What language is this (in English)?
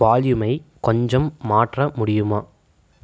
Tamil